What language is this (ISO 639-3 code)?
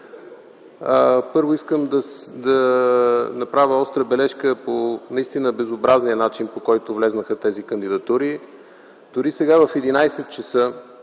bul